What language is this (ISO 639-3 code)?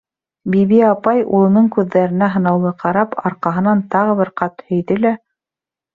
bak